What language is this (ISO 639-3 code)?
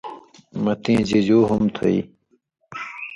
mvy